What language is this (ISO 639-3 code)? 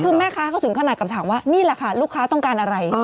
tha